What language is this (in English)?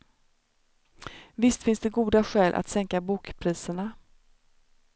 Swedish